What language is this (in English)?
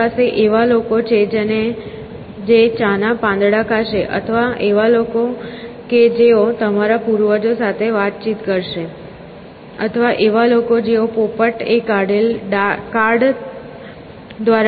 Gujarati